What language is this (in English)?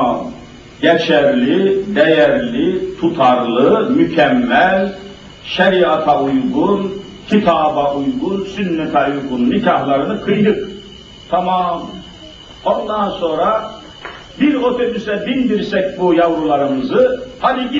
Turkish